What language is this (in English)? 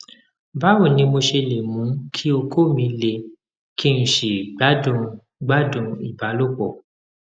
Yoruba